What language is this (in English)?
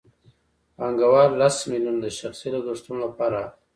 Pashto